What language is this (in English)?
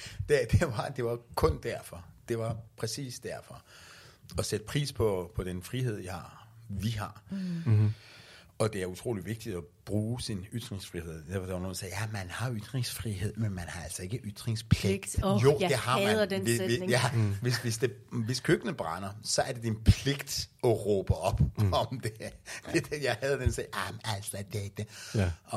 Danish